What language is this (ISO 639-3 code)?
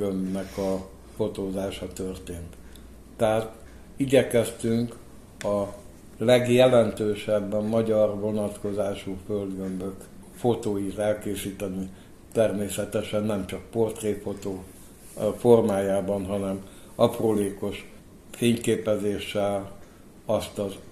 hun